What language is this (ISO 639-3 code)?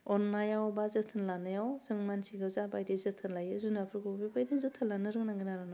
brx